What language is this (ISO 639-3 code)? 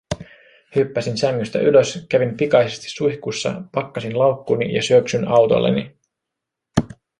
fin